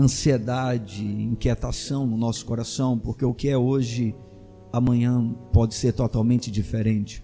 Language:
Portuguese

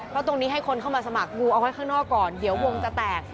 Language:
Thai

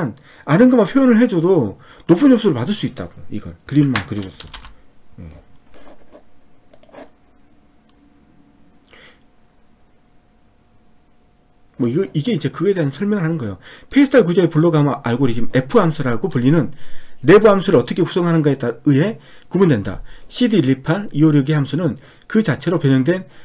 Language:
Korean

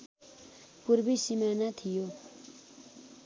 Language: Nepali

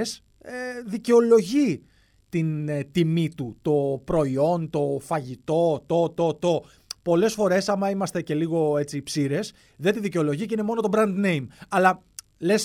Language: Greek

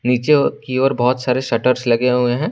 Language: Hindi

